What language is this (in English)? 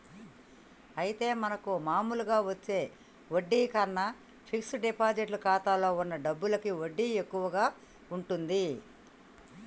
Telugu